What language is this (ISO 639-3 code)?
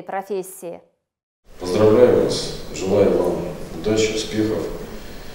rus